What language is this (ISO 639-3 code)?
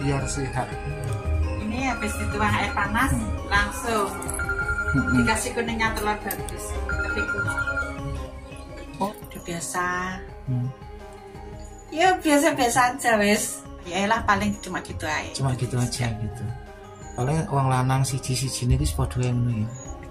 ind